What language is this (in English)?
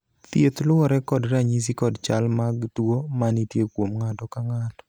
Luo (Kenya and Tanzania)